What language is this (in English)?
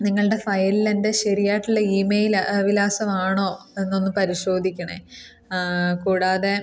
Malayalam